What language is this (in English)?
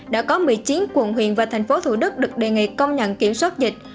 Vietnamese